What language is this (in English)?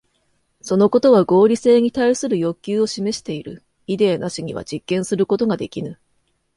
Japanese